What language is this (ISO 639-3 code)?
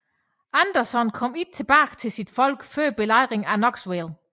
dan